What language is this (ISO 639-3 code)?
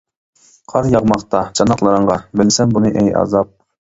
uig